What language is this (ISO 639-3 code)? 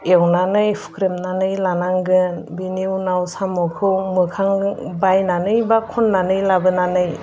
brx